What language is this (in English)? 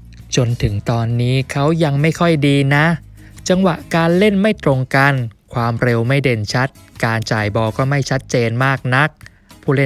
Thai